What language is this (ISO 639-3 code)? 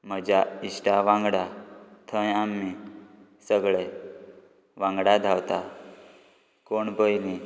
kok